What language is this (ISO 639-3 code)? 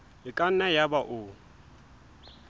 sot